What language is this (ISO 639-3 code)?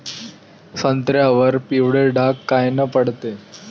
mar